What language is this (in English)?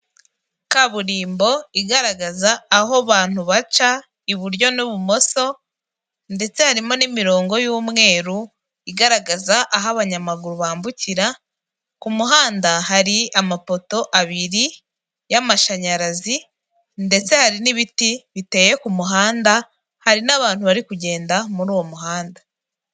Kinyarwanda